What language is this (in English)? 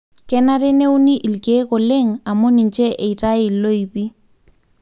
Masai